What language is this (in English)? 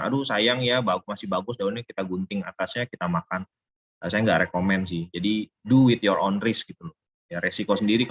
Indonesian